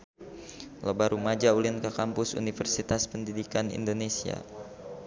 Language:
Sundanese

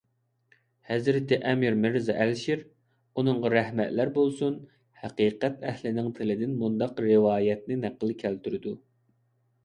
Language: Uyghur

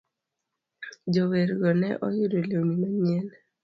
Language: Luo (Kenya and Tanzania)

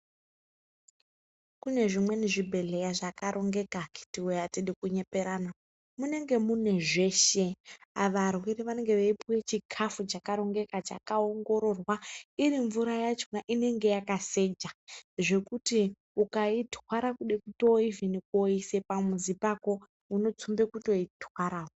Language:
Ndau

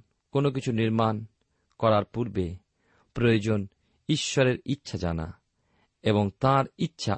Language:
Bangla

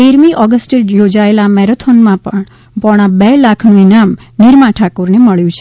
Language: Gujarati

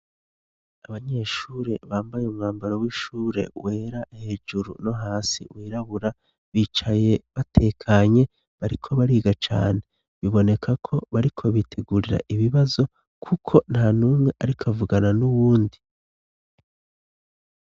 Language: Rundi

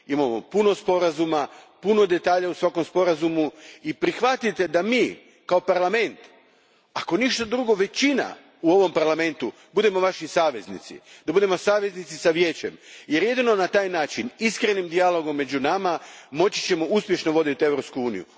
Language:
Croatian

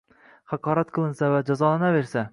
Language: Uzbek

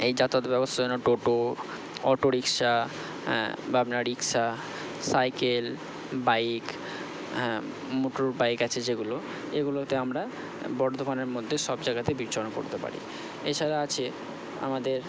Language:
Bangla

